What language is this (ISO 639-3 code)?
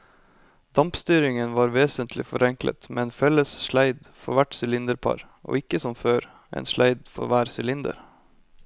nor